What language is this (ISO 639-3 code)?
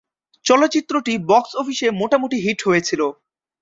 ben